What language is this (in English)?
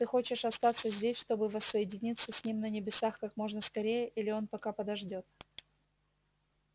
Russian